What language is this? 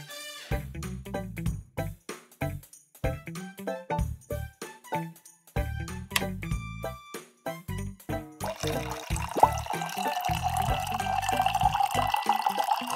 Korean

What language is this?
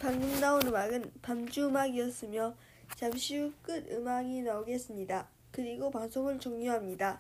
Korean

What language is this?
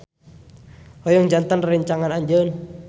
Sundanese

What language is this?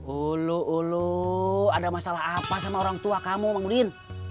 Indonesian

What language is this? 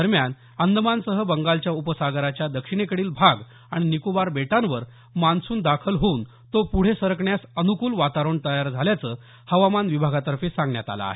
Marathi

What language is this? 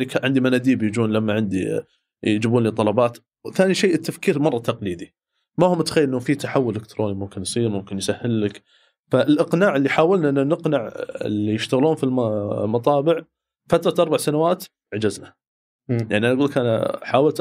Arabic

